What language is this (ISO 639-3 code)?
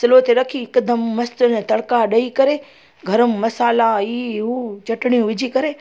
snd